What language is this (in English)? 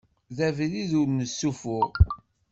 Kabyle